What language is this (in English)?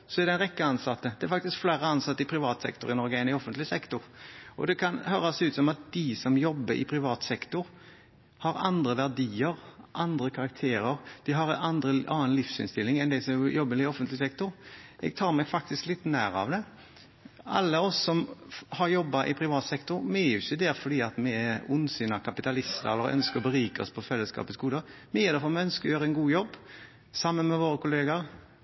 Norwegian Bokmål